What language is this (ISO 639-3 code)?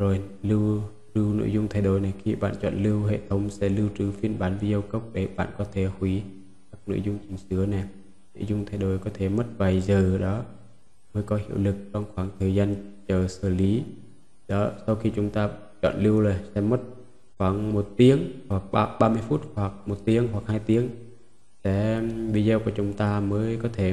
vie